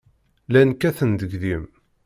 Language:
Kabyle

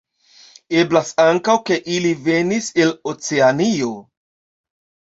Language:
Esperanto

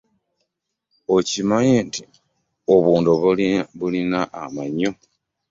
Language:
Ganda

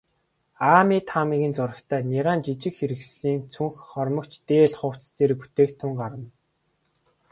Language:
Mongolian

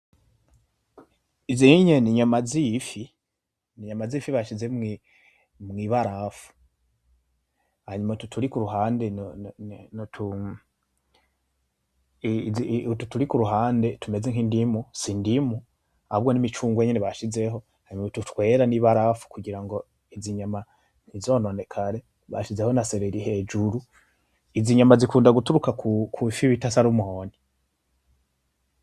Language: Rundi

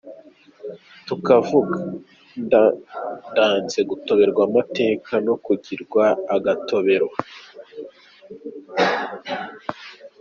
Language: Kinyarwanda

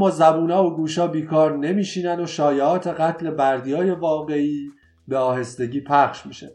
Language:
Persian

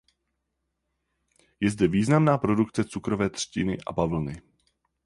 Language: Czech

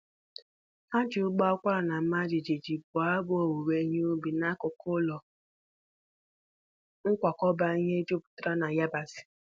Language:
Igbo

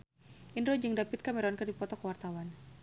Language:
Sundanese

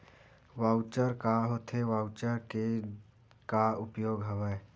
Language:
Chhattisgarhi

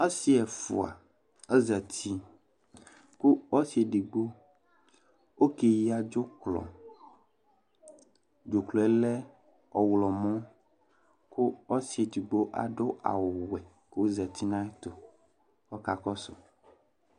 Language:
Ikposo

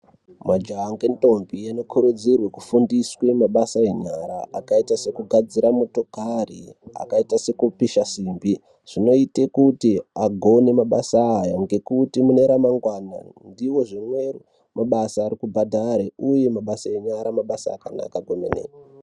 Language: Ndau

